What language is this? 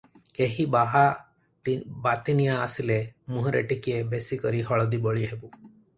Odia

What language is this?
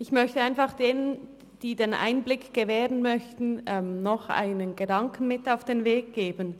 Swiss German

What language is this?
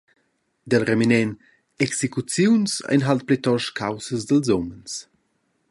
Romansh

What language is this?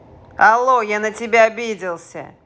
Russian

